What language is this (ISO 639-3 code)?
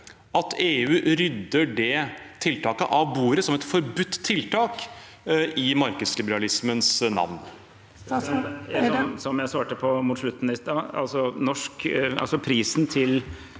nor